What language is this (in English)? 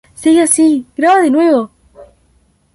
Spanish